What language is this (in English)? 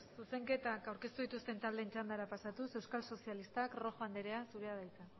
Basque